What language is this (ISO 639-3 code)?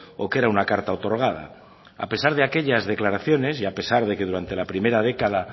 spa